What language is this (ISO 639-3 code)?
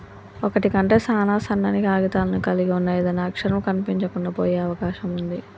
tel